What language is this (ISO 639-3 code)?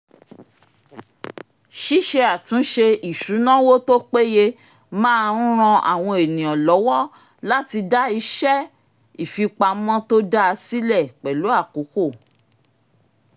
yor